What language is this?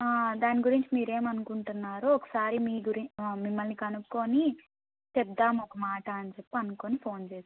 Telugu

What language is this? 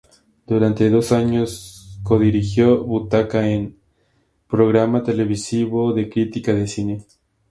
Spanish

